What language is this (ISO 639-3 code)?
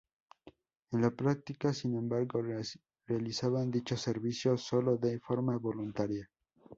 spa